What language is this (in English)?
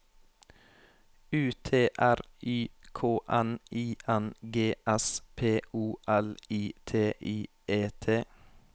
Norwegian